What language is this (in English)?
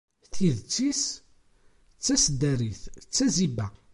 Kabyle